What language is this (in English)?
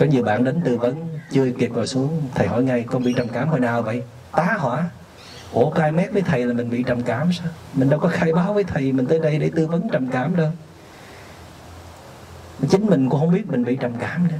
Vietnamese